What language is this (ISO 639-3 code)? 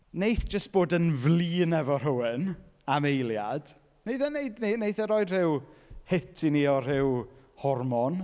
cym